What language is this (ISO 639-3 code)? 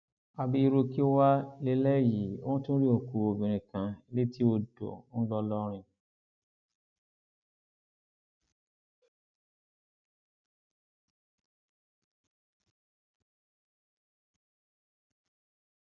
yor